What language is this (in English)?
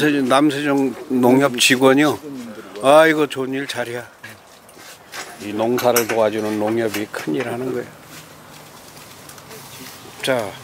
Korean